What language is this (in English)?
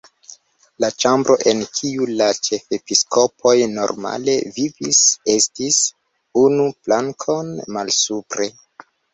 Esperanto